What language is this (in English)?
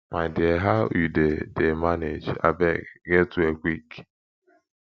Nigerian Pidgin